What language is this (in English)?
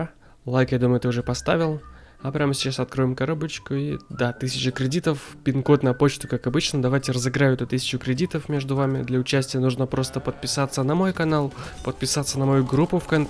Russian